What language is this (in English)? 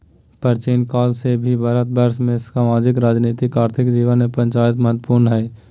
Magahi